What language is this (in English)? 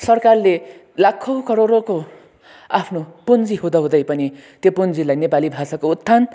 Nepali